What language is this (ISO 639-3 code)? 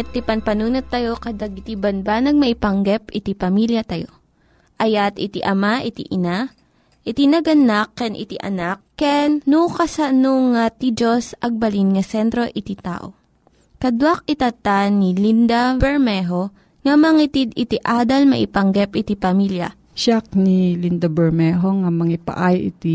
fil